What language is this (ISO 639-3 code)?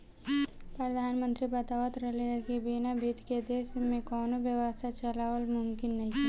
bho